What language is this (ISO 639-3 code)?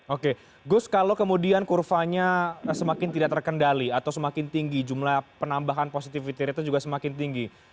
ind